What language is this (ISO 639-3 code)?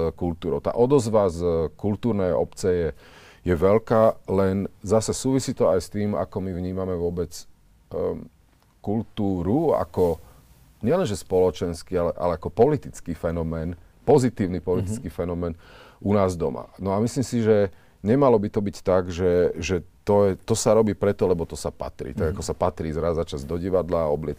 slk